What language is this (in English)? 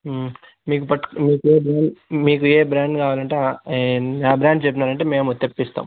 Telugu